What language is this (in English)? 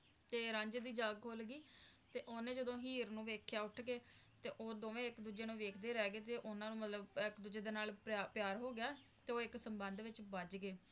Punjabi